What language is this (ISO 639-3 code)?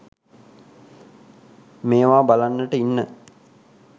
sin